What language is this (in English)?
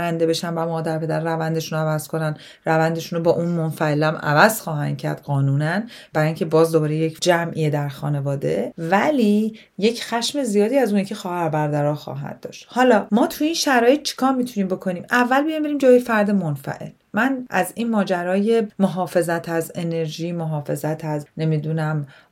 Persian